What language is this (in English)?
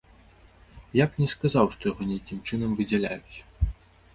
Belarusian